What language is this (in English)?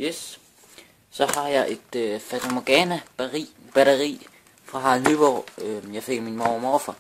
Danish